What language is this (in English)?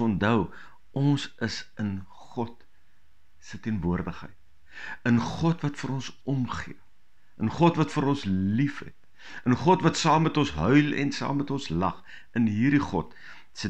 Dutch